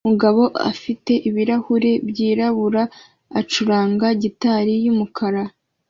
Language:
Kinyarwanda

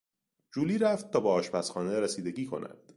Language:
Persian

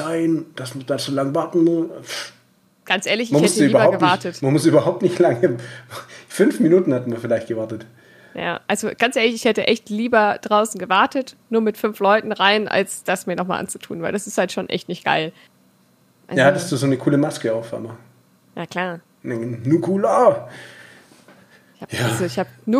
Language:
German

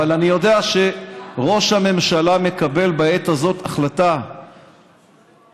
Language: Hebrew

